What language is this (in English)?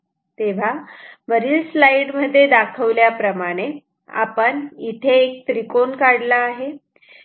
Marathi